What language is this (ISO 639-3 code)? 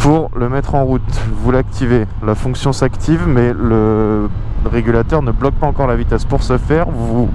fra